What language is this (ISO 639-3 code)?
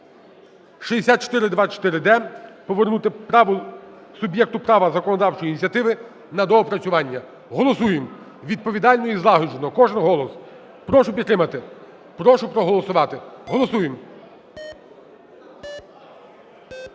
ukr